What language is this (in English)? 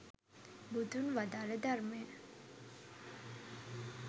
Sinhala